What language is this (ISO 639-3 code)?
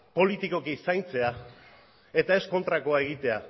eus